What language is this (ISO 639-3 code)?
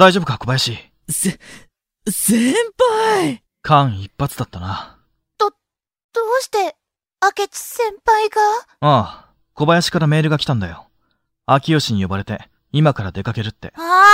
jpn